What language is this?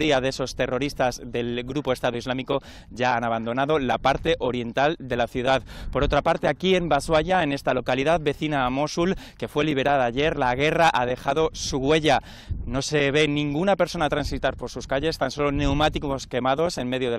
Spanish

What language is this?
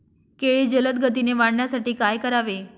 Marathi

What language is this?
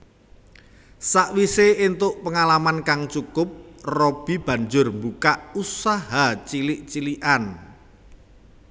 Javanese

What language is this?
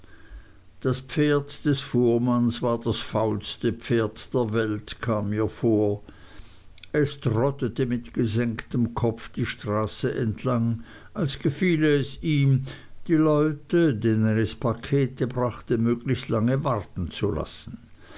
German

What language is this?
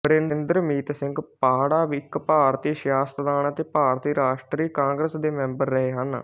Punjabi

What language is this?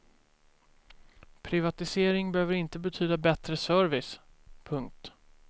Swedish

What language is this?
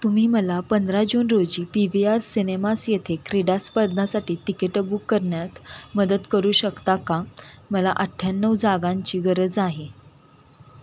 Marathi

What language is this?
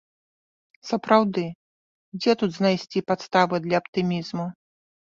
Belarusian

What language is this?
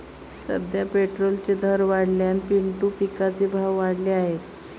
Marathi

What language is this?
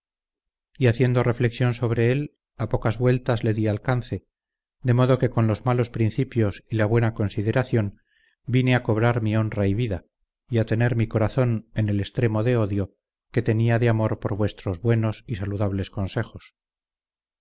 Spanish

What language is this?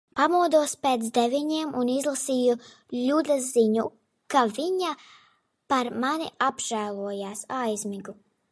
Latvian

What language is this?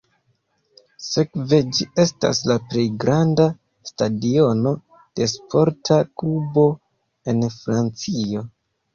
Esperanto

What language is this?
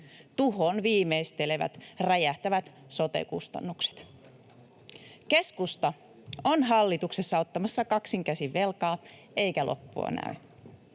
Finnish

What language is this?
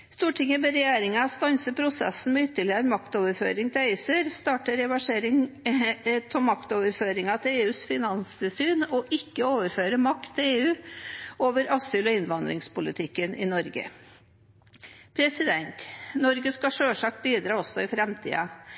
Norwegian Bokmål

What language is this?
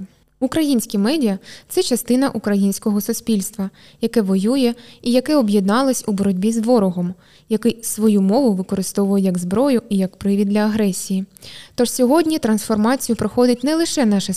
Ukrainian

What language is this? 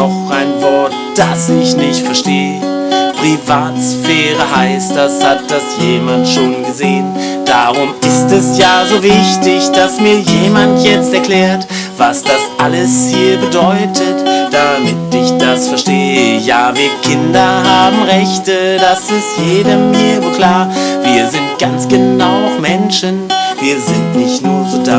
German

